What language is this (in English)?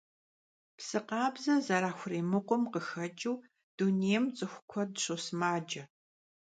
Kabardian